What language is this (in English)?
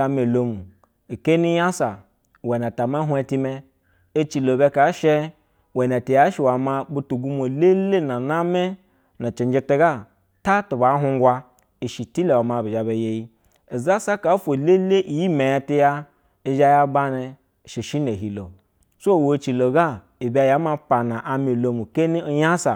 Basa (Nigeria)